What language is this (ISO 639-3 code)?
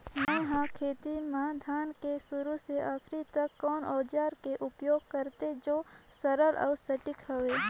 hne